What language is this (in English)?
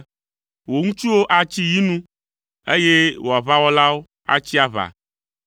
Ewe